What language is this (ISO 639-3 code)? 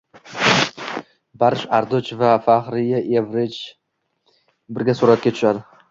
uzb